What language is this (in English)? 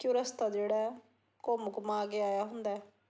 Punjabi